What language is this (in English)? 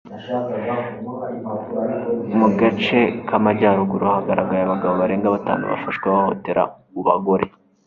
Kinyarwanda